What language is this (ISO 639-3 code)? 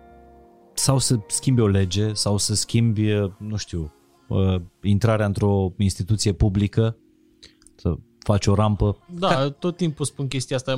ron